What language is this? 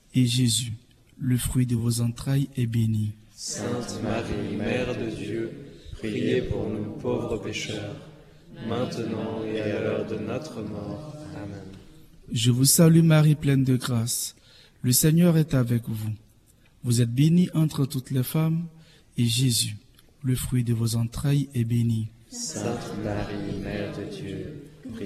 French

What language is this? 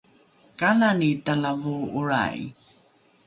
Rukai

